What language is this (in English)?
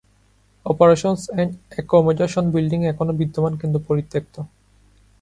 Bangla